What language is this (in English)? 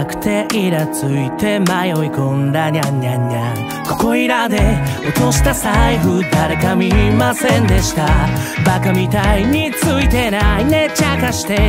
Japanese